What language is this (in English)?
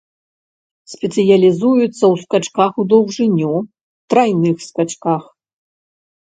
Belarusian